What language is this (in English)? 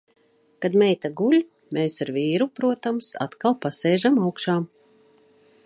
Latvian